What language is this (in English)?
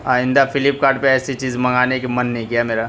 Urdu